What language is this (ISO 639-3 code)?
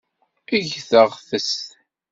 kab